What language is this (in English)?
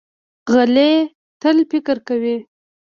Pashto